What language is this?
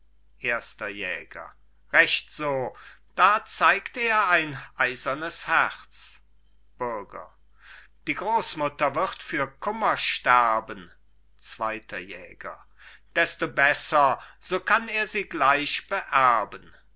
German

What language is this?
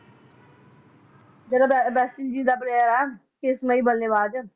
Punjabi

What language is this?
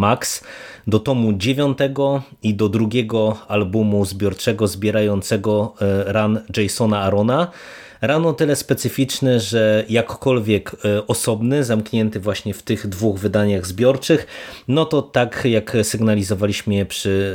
Polish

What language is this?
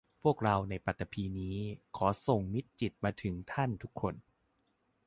Thai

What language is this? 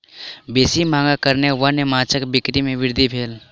Maithili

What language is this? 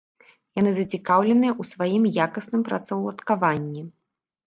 Belarusian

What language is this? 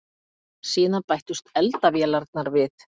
Icelandic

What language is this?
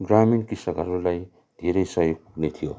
Nepali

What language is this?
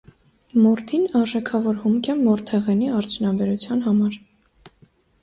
Armenian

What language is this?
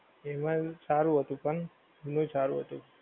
Gujarati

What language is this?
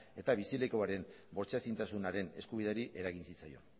Basque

